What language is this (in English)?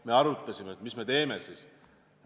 Estonian